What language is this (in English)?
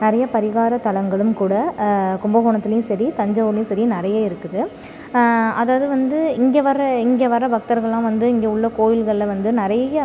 Tamil